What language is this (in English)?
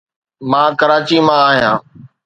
Sindhi